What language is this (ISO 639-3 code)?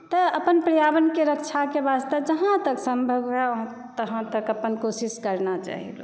mai